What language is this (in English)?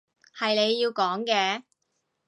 Cantonese